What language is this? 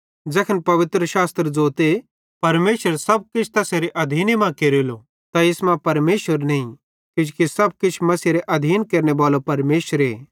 Bhadrawahi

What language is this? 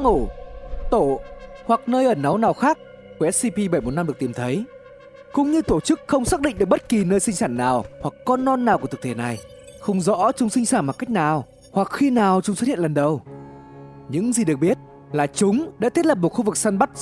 Vietnamese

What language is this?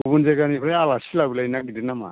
Bodo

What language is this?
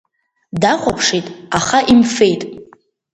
Abkhazian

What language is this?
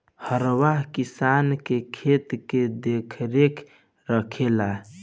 Bhojpuri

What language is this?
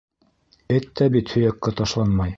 Bashkir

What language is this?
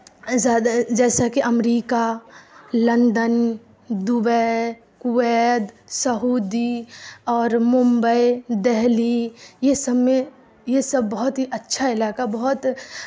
Urdu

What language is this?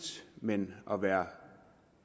Danish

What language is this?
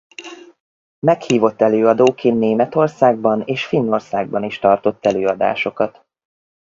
Hungarian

